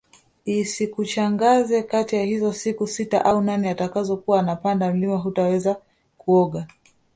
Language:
Swahili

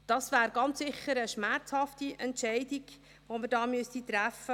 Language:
Swiss German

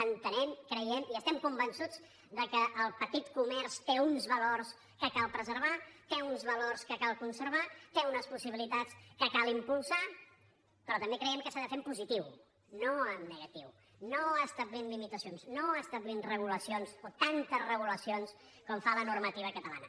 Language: Catalan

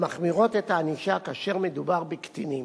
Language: Hebrew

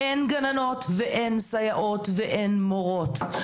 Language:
Hebrew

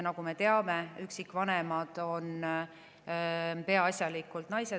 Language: Estonian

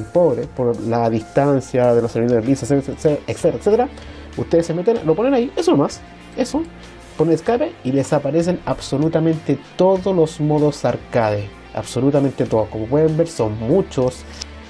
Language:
Spanish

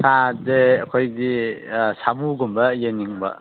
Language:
Manipuri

